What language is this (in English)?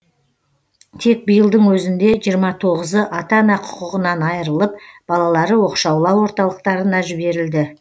Kazakh